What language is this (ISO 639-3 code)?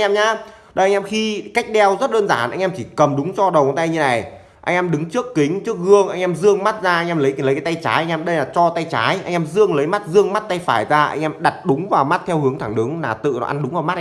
vie